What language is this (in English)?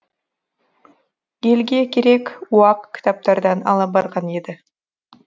Kazakh